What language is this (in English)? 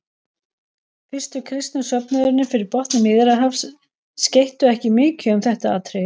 Icelandic